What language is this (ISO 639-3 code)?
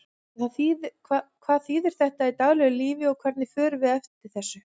isl